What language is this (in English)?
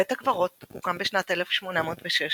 Hebrew